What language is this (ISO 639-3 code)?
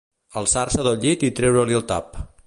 cat